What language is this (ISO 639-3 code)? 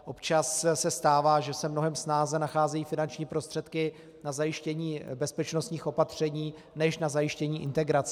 ces